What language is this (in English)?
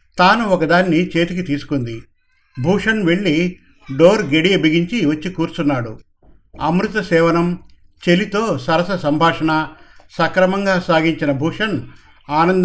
Telugu